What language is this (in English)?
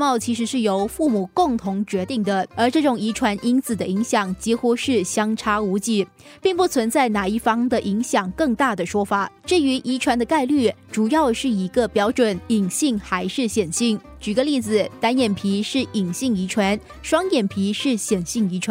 Chinese